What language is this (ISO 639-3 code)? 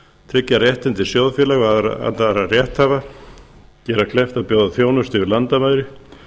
isl